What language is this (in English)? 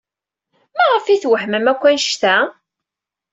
Kabyle